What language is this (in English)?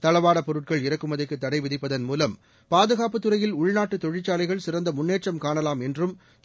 Tamil